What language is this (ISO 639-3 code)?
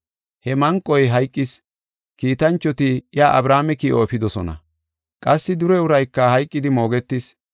gof